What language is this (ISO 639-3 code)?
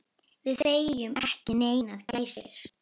isl